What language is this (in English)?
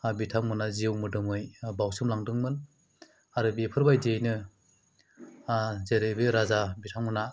Bodo